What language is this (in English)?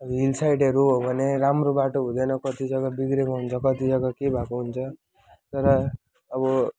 Nepali